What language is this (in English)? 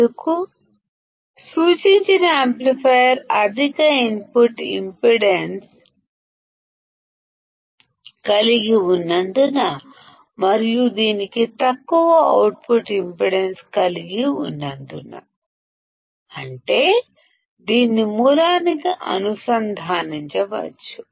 Telugu